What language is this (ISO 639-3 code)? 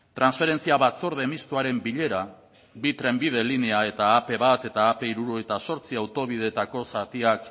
eus